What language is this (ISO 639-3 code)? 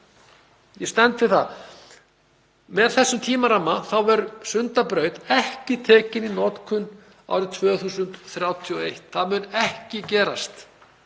isl